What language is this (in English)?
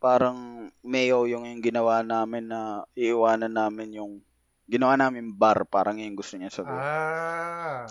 Filipino